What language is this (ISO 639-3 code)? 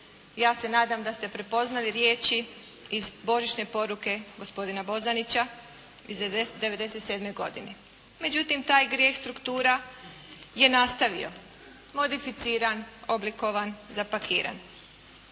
hrv